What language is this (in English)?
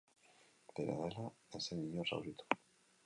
Basque